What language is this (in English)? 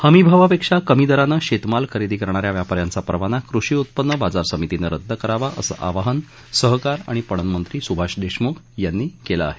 Marathi